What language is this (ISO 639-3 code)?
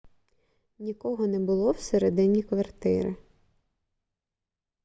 ukr